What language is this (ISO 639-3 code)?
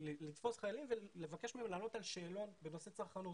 heb